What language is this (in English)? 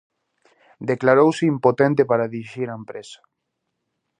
Galician